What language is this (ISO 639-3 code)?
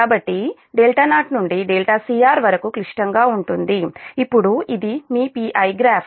tel